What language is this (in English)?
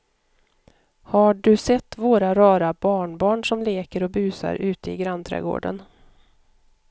Swedish